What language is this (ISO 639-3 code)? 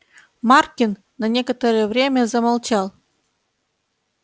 rus